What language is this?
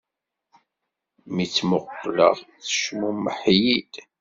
Kabyle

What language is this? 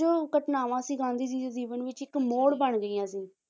Punjabi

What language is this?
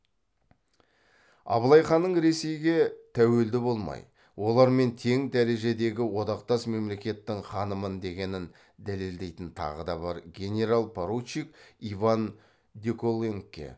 Kazakh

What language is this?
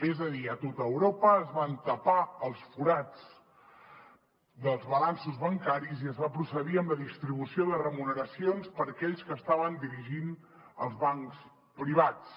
Catalan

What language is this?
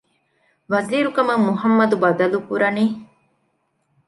Divehi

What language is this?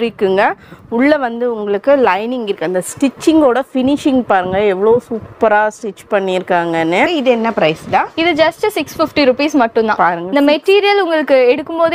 Tamil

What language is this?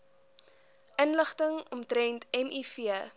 Afrikaans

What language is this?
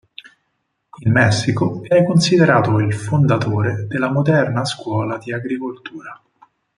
Italian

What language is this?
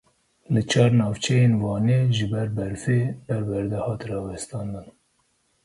Kurdish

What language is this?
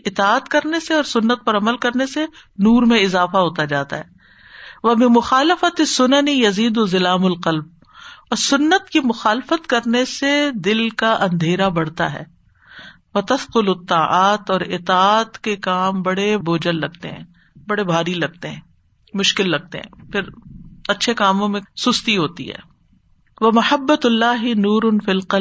Urdu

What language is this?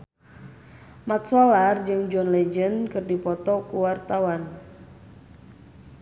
Sundanese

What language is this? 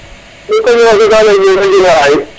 Serer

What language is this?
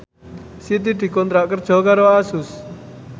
Javanese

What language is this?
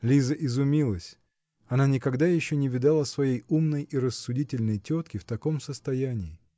Russian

